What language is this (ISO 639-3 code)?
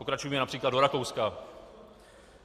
ces